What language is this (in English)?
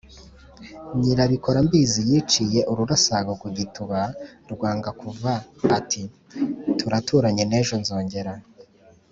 Kinyarwanda